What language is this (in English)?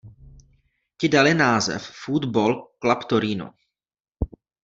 Czech